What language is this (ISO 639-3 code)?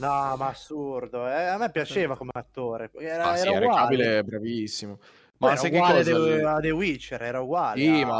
ita